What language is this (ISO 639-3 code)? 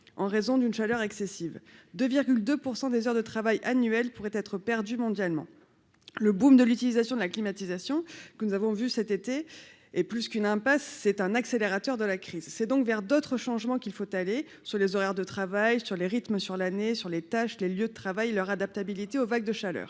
fra